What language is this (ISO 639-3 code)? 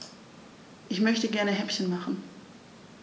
deu